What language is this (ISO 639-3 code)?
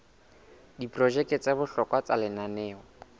sot